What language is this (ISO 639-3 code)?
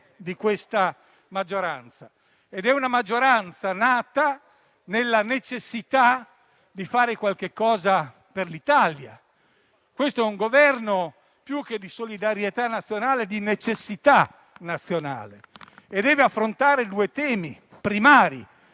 ita